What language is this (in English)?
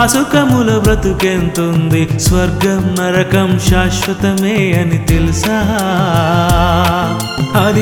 Telugu